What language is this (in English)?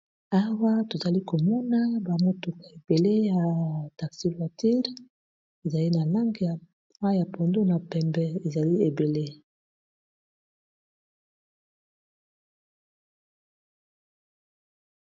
Lingala